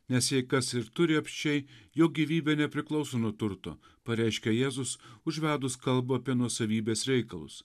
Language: Lithuanian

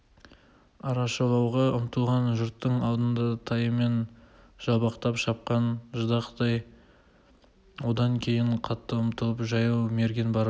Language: Kazakh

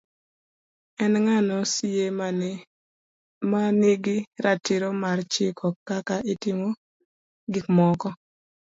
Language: Luo (Kenya and Tanzania)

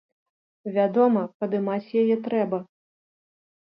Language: Belarusian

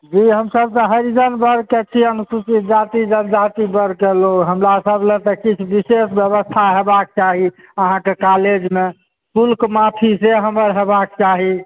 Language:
Maithili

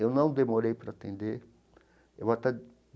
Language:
Portuguese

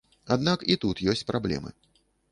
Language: Belarusian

